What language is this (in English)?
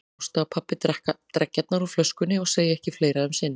Icelandic